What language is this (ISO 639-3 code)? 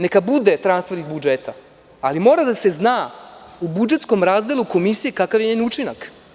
srp